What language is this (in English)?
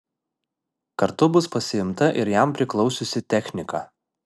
Lithuanian